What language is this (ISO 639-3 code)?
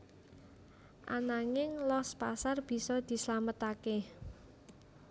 jav